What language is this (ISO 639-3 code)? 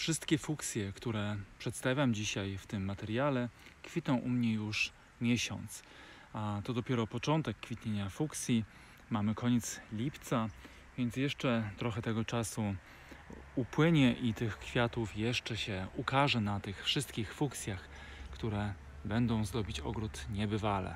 pol